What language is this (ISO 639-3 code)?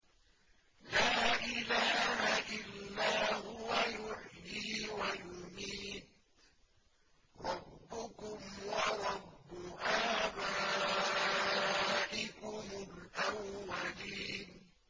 ara